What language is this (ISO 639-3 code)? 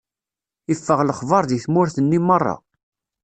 kab